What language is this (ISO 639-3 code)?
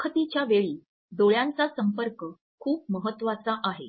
mar